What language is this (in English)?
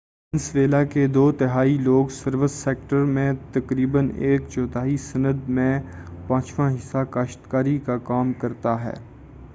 Urdu